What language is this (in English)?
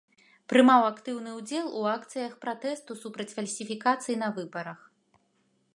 Belarusian